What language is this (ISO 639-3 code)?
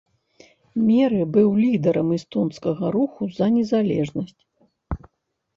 bel